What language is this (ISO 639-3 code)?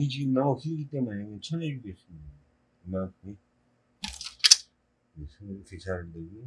kor